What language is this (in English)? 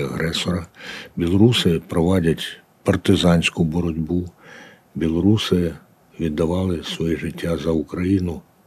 Ukrainian